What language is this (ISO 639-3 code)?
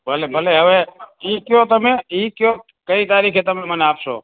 guj